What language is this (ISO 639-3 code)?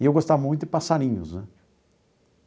por